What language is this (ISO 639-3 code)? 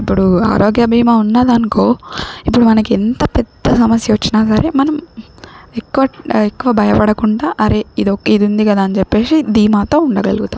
tel